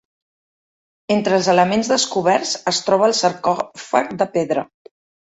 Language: Catalan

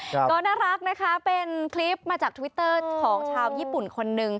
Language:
Thai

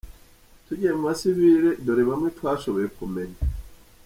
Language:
Kinyarwanda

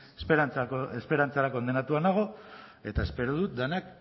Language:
Basque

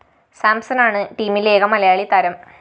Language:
Malayalam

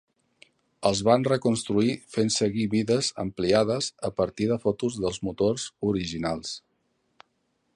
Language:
Catalan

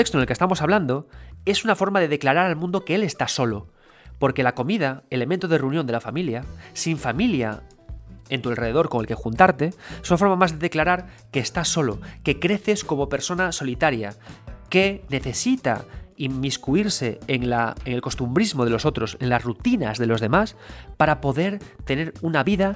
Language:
Spanish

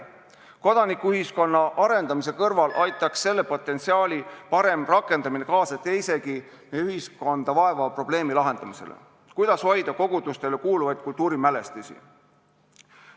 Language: Estonian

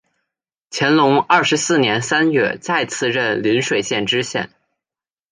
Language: Chinese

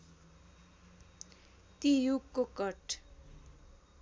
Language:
Nepali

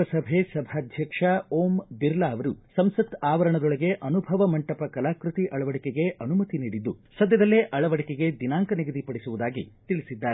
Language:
Kannada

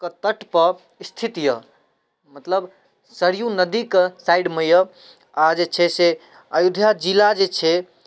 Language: Maithili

